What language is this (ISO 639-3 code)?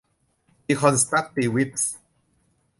tha